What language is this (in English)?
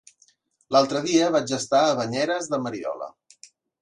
Catalan